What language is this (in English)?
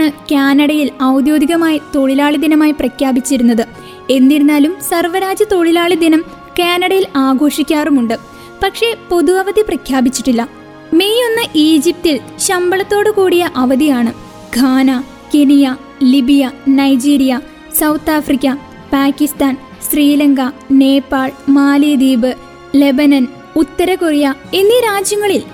Malayalam